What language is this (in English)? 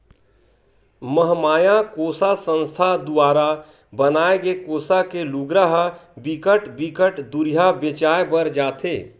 Chhattisgarhi